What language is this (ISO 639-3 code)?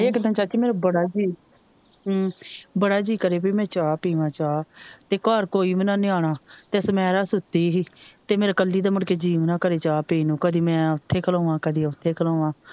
pan